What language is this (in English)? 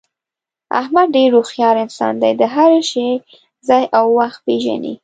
Pashto